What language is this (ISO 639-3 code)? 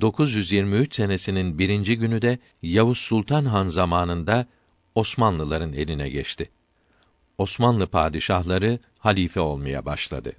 tur